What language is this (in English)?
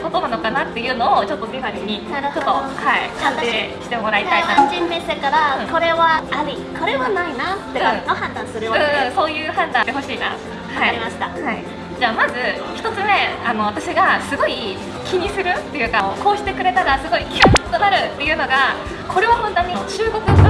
Japanese